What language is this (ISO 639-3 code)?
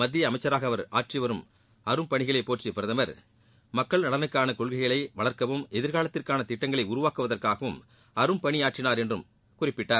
tam